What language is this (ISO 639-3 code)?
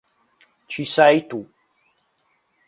ita